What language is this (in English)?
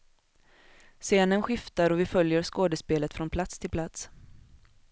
Swedish